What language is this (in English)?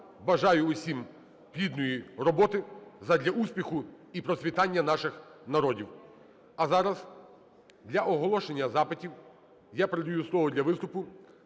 Ukrainian